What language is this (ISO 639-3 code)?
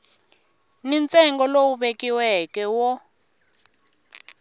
tso